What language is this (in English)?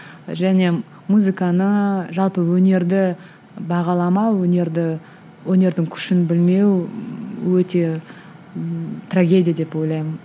Kazakh